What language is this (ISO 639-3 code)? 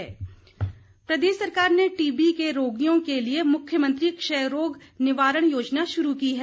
hin